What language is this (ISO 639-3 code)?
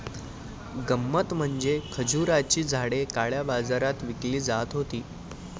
mar